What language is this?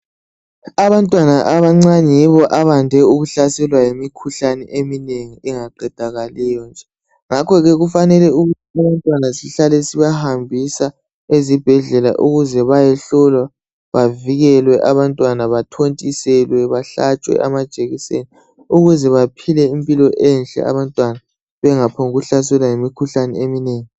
North Ndebele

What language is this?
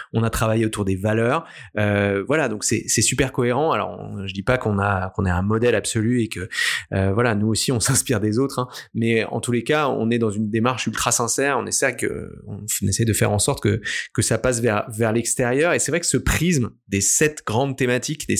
French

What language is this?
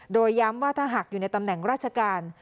Thai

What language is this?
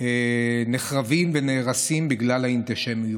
Hebrew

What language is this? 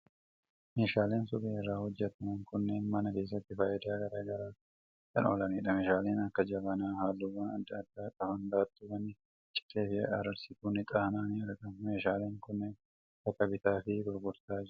Oromo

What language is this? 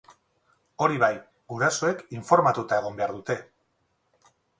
Basque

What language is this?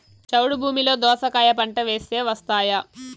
Telugu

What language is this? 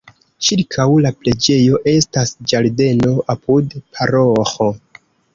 Esperanto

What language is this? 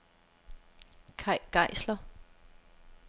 Danish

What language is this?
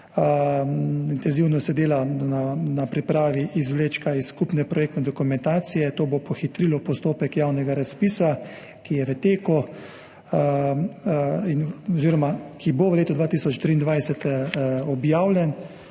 Slovenian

